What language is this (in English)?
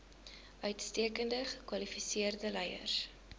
Afrikaans